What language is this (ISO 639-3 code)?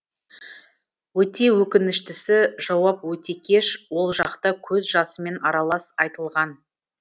kaz